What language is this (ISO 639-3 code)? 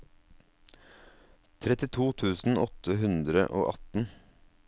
nor